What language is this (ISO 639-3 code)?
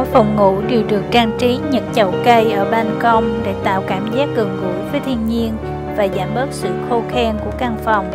vie